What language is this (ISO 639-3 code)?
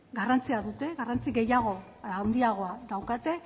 eus